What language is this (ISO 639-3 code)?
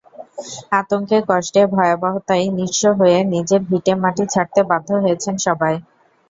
ben